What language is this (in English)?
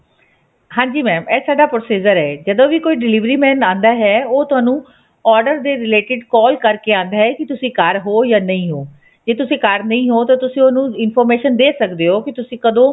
Punjabi